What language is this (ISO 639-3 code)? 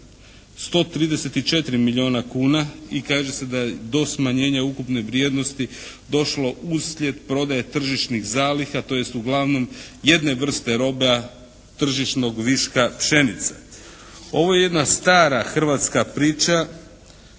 hrv